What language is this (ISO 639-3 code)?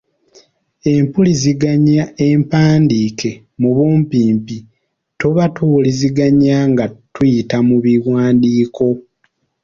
lug